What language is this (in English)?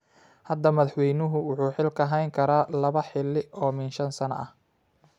Somali